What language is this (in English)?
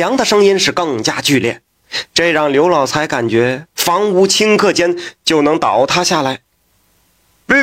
Chinese